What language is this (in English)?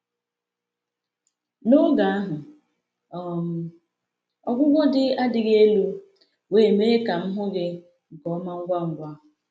Igbo